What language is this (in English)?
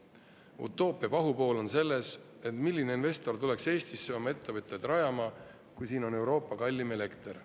Estonian